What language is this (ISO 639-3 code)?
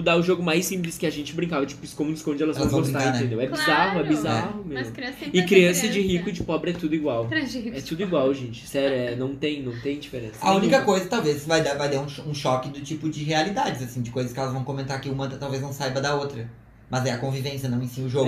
por